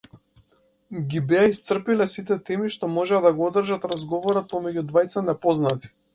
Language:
Macedonian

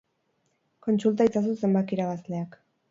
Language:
Basque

